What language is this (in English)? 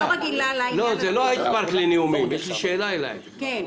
Hebrew